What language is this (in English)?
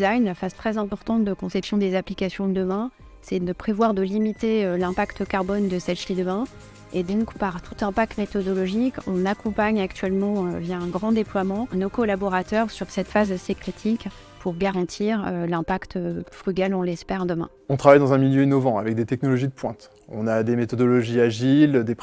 French